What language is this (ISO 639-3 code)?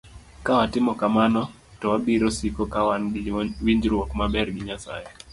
luo